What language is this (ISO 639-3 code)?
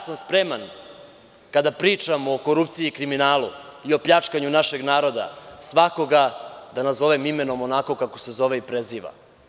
srp